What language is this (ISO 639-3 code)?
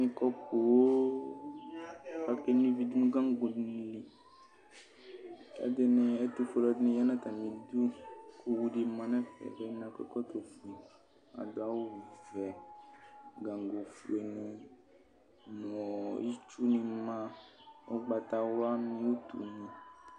kpo